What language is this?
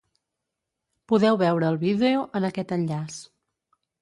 Catalan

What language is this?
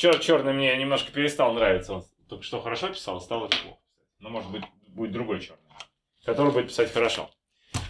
Russian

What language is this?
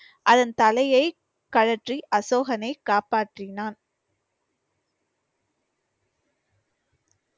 Tamil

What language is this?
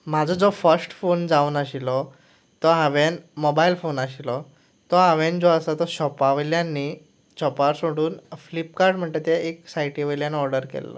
Konkani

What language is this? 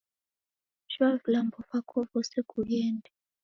Taita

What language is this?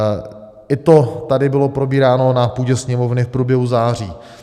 Czech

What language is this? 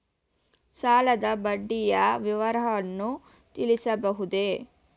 Kannada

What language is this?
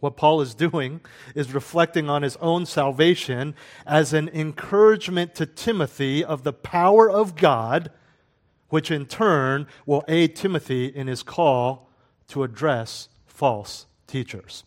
English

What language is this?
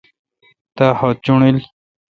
Kalkoti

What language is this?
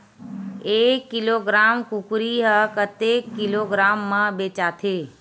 Chhattisgarhi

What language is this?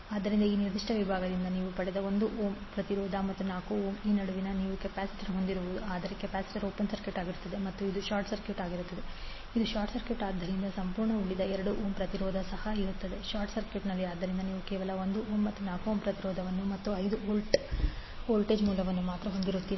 Kannada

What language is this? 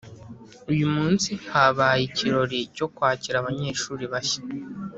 Kinyarwanda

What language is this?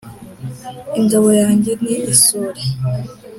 Kinyarwanda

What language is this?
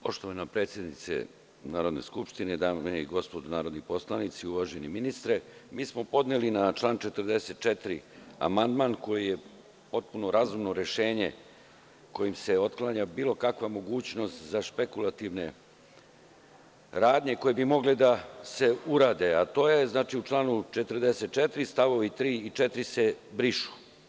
Serbian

